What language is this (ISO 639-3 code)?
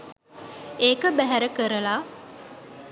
sin